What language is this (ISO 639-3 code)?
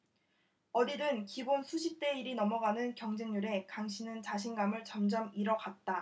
kor